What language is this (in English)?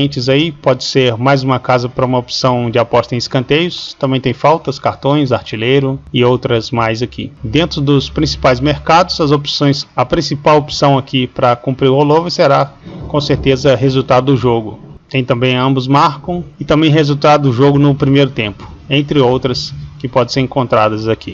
Portuguese